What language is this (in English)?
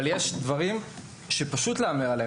Hebrew